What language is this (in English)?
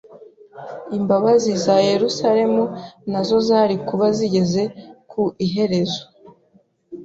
Kinyarwanda